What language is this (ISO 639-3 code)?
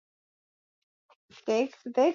swa